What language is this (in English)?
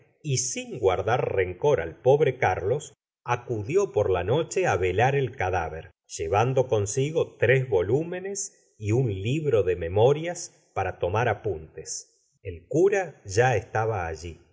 Spanish